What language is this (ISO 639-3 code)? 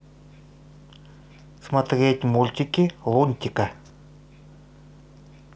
rus